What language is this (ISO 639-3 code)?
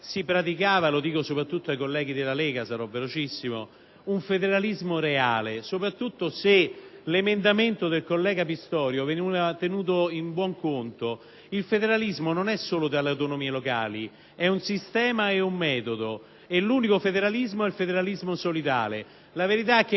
ita